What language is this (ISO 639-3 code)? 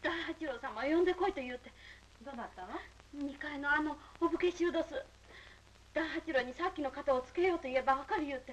jpn